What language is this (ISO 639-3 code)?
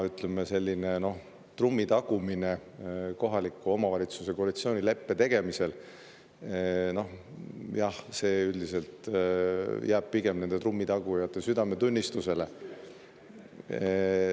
est